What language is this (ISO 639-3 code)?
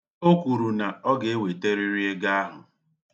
ibo